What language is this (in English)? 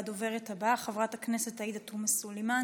Hebrew